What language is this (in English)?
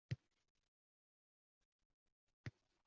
Uzbek